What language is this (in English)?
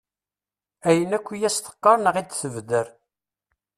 Kabyle